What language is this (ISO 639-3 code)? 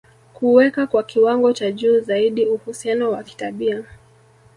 swa